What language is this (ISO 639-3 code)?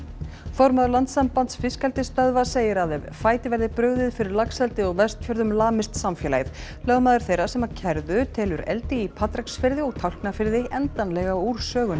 isl